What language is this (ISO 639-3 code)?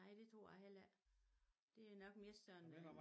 dan